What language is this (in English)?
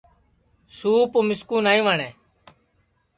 Sansi